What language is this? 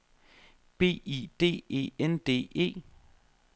Danish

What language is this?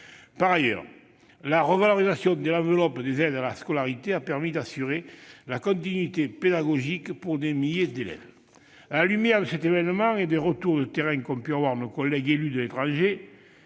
French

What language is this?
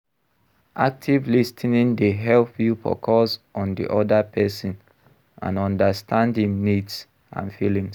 Nigerian Pidgin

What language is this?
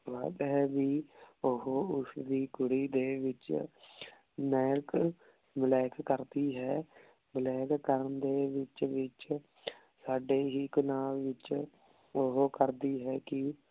Punjabi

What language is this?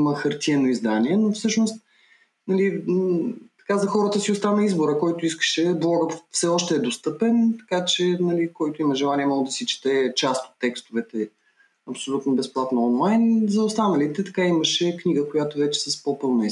Bulgarian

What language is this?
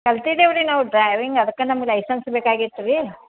Kannada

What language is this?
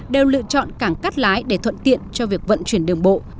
Vietnamese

